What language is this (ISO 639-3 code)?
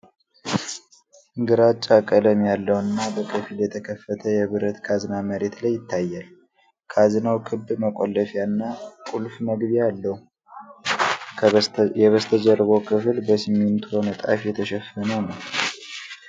amh